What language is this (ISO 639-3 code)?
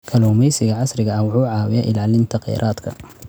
som